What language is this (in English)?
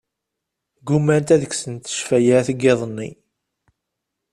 Kabyle